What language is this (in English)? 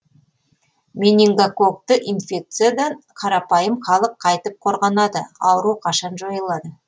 Kazakh